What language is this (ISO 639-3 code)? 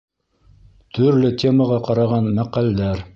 bak